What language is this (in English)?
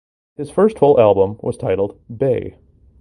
English